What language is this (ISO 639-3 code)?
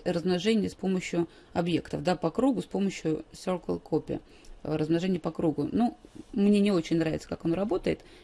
rus